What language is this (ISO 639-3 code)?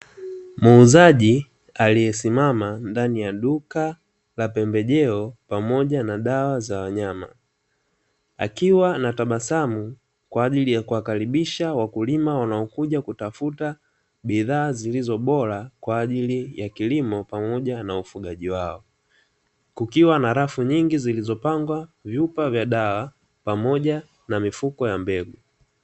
swa